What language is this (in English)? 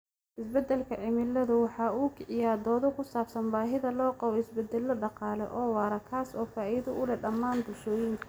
Somali